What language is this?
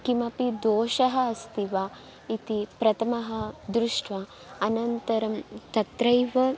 Sanskrit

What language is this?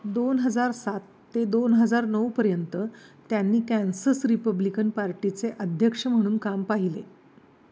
Marathi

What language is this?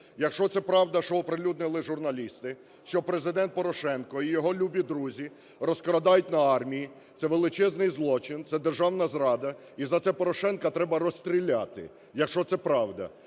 Ukrainian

